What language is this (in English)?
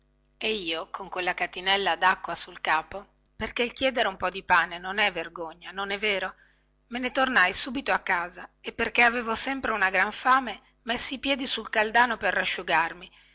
Italian